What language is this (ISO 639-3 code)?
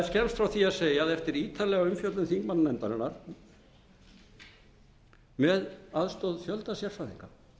isl